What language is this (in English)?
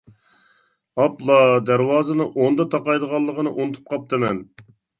Uyghur